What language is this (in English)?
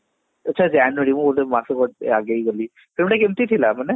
Odia